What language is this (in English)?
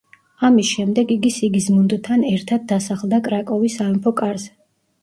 Georgian